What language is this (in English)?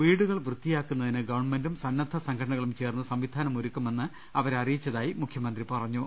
Malayalam